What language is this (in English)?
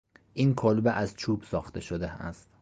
Persian